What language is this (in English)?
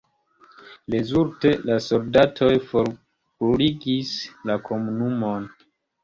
Esperanto